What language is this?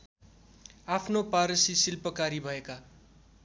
Nepali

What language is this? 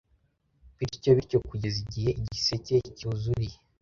Kinyarwanda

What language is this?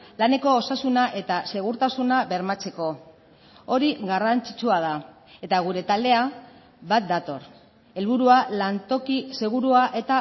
Basque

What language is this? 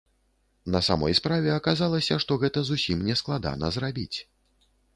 Belarusian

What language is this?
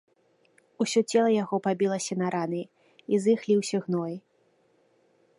Belarusian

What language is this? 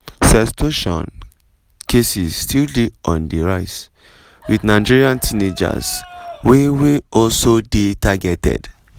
Nigerian Pidgin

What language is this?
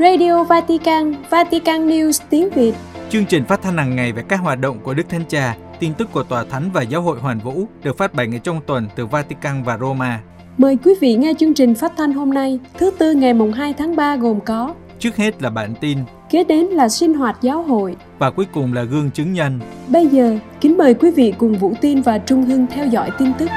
Vietnamese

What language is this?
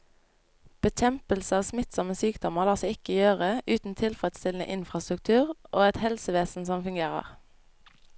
Norwegian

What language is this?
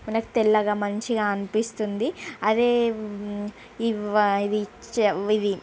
Telugu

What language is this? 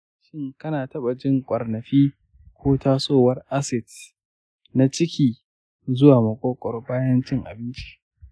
Hausa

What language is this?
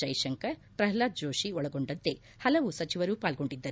Kannada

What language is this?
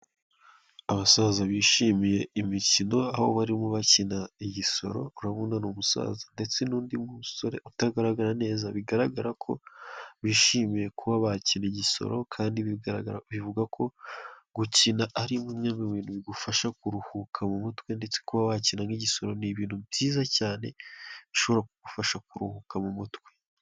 Kinyarwanda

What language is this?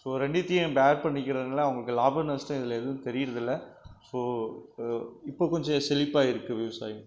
Tamil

